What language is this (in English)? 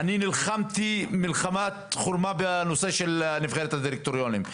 Hebrew